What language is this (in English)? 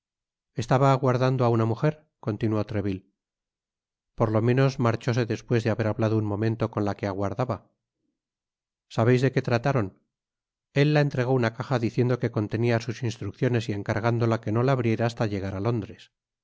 Spanish